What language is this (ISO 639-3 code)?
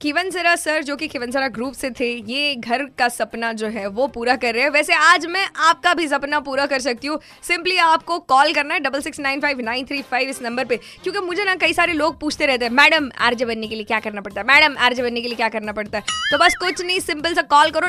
mar